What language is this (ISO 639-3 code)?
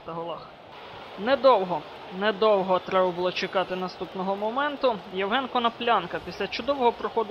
ukr